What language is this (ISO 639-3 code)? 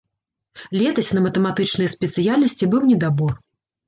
bel